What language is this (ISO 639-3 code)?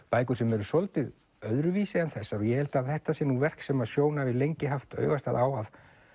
isl